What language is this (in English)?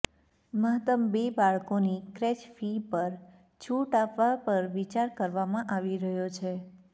Gujarati